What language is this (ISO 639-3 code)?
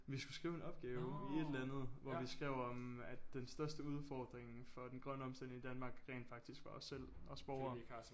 dan